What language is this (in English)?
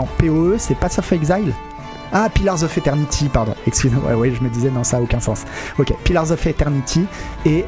French